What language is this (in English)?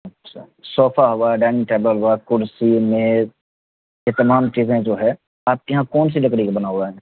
Urdu